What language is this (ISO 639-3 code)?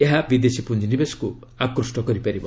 ori